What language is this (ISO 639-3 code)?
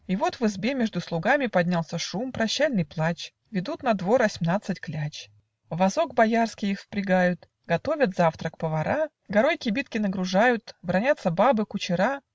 rus